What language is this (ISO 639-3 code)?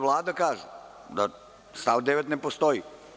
srp